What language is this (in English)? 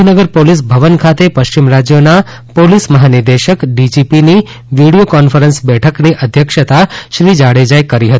Gujarati